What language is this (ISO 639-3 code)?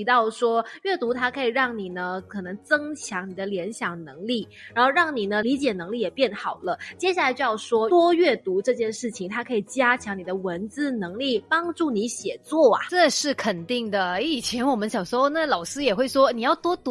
zho